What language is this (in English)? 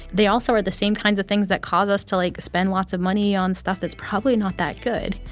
English